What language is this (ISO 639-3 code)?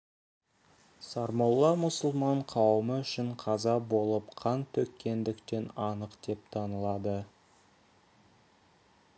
kaz